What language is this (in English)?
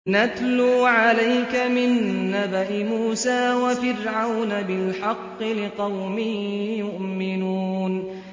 Arabic